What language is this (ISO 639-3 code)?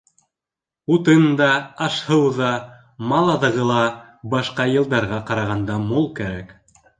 bak